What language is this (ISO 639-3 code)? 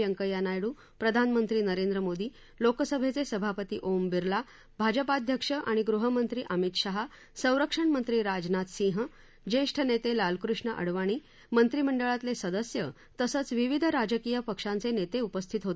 mar